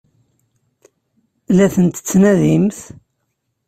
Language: Kabyle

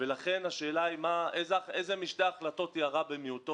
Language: Hebrew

